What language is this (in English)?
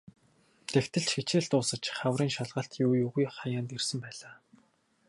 Mongolian